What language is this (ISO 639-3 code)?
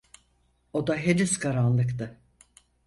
tur